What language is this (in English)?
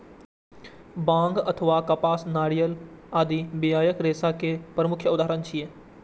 Maithili